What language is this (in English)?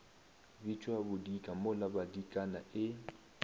Northern Sotho